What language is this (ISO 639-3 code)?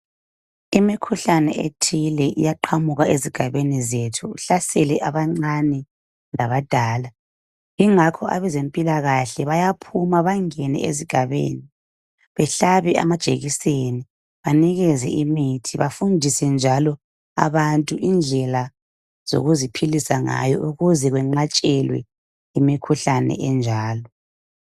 nde